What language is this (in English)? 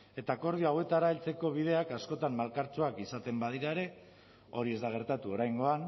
Basque